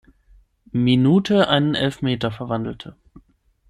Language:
German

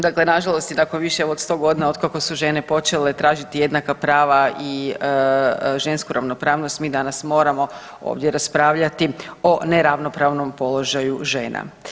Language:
Croatian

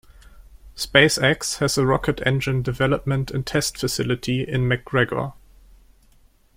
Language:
English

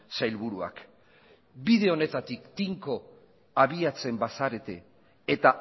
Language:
Basque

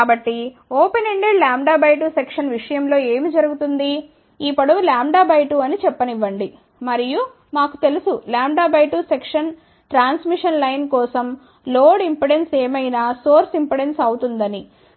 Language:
Telugu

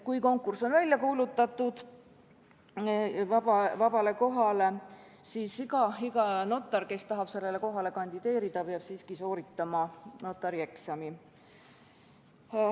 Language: Estonian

